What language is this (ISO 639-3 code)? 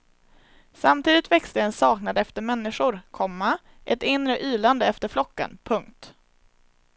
swe